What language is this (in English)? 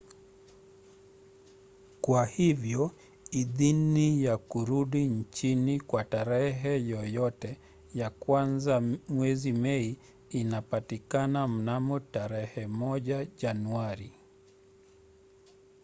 Swahili